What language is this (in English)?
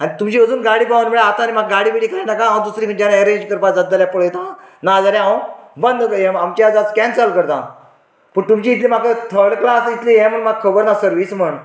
Konkani